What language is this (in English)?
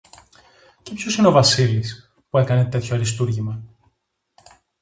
Greek